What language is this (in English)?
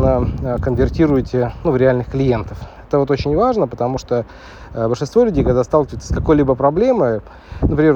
Russian